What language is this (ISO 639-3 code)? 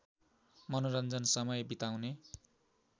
nep